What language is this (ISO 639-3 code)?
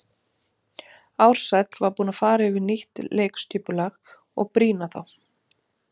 isl